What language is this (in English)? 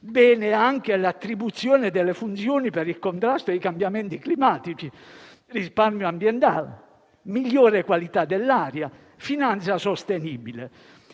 Italian